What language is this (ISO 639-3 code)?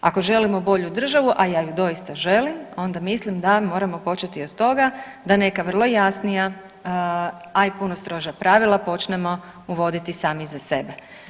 hrv